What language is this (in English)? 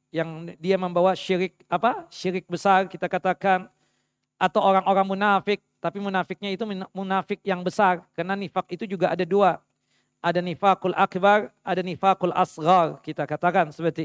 Indonesian